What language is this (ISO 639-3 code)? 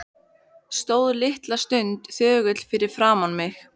isl